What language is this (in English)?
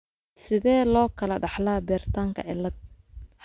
Somali